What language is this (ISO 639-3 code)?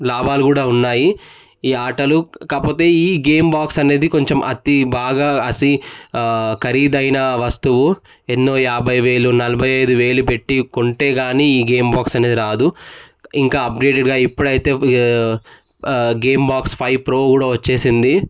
tel